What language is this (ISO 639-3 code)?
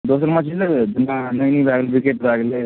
mai